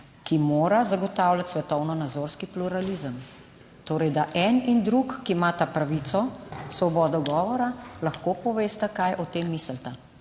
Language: Slovenian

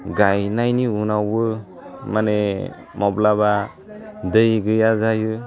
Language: Bodo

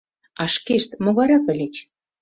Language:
Mari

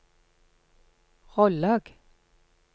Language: Norwegian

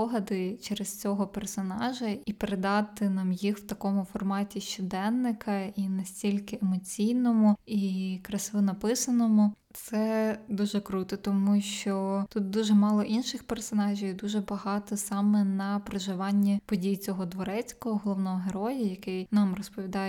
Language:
Ukrainian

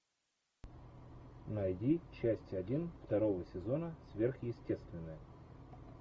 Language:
Russian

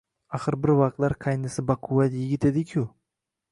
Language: Uzbek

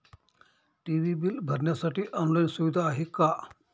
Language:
Marathi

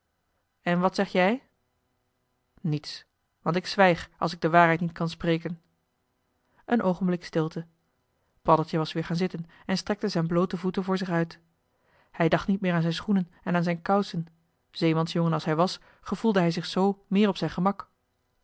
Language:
Dutch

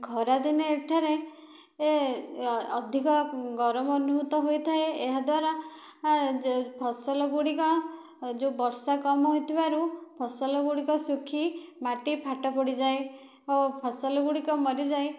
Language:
Odia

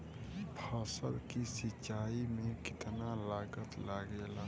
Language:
Bhojpuri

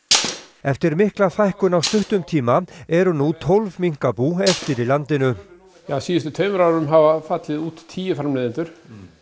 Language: Icelandic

